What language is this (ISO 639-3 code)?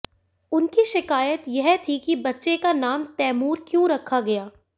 hin